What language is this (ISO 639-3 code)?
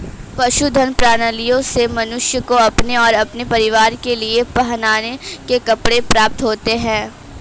hin